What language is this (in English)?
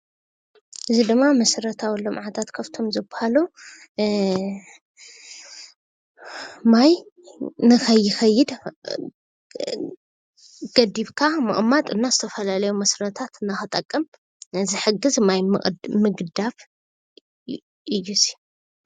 Tigrinya